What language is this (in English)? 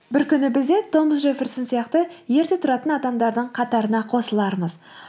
Kazakh